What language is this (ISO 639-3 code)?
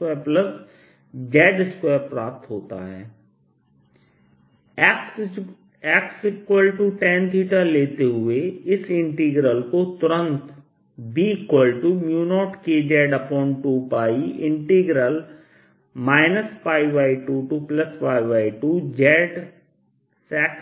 hin